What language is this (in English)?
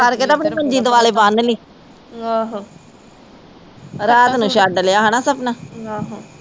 Punjabi